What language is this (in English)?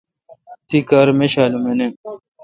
Kalkoti